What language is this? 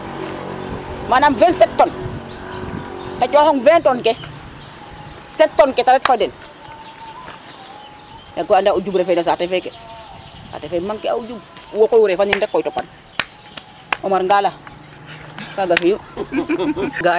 Serer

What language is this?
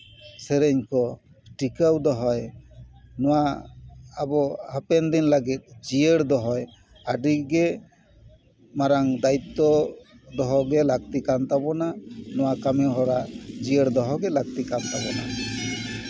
Santali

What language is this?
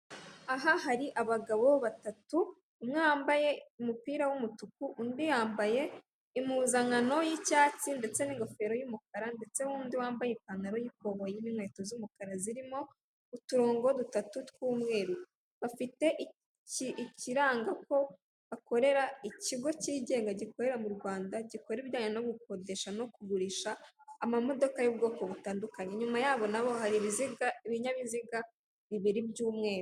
Kinyarwanda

